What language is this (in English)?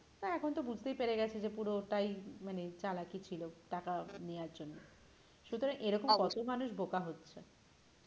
Bangla